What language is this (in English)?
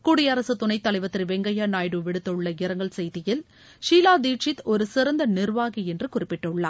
Tamil